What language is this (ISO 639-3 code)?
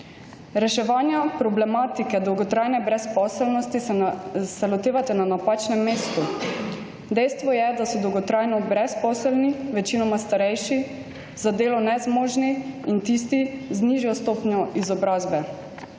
slv